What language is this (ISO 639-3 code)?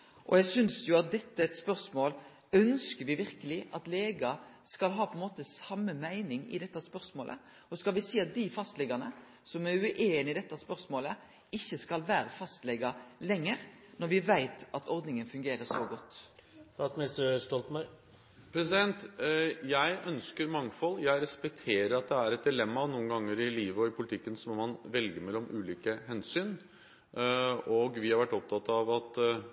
nor